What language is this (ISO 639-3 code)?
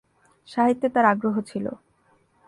ben